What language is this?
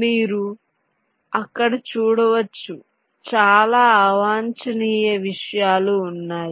Telugu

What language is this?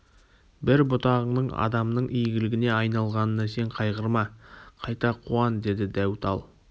Kazakh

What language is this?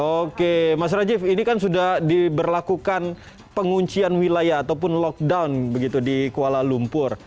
Indonesian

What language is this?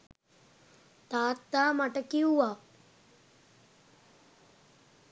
Sinhala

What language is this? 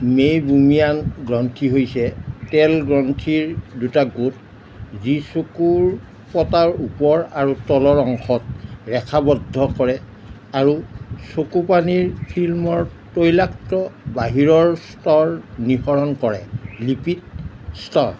Assamese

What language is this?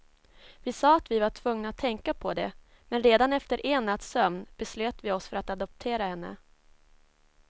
Swedish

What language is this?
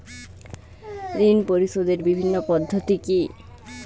Bangla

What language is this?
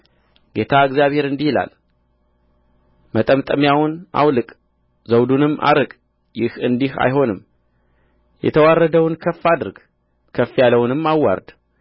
Amharic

